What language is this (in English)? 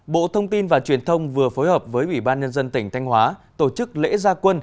Vietnamese